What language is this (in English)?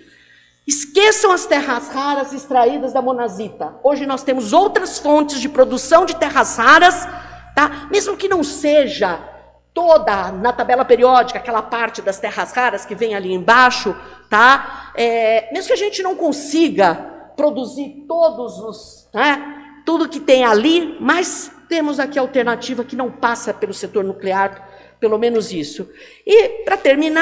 Portuguese